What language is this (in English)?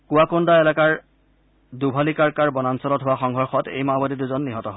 Assamese